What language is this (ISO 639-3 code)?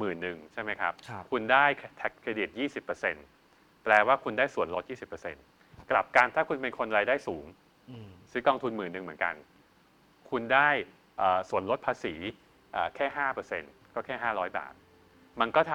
tha